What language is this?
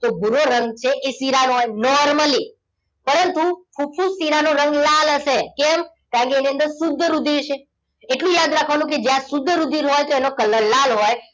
Gujarati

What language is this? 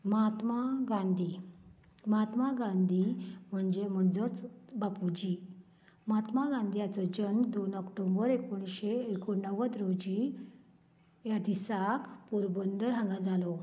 Konkani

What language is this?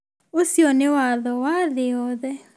Kikuyu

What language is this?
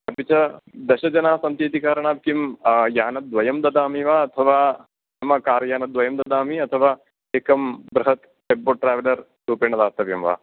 Sanskrit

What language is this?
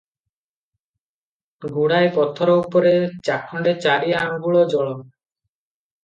Odia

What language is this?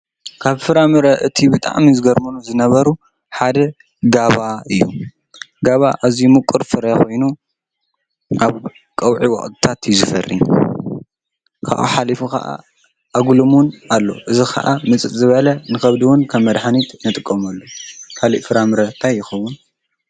Tigrinya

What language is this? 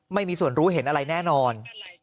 Thai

